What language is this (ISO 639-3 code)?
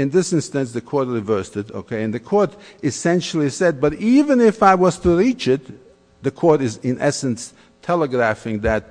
eng